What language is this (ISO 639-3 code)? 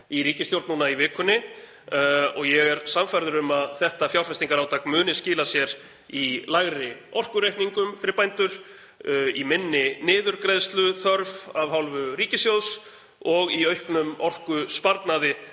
isl